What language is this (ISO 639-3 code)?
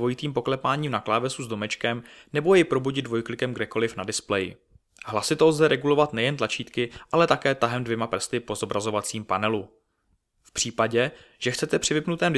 ces